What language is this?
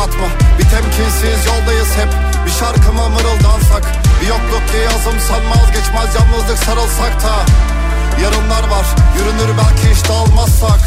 Turkish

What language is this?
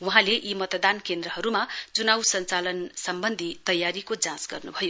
Nepali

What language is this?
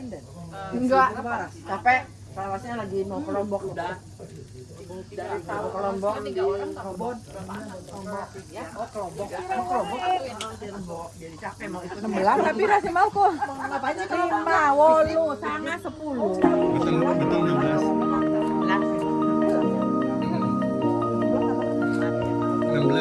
Indonesian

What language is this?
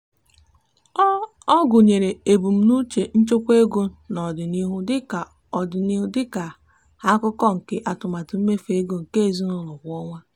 Igbo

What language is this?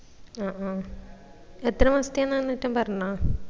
Malayalam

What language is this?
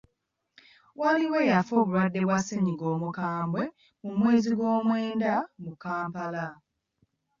Ganda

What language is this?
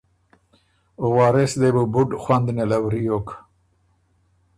Ormuri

